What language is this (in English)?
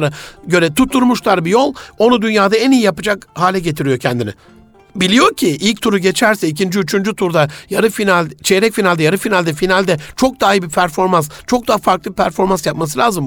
Turkish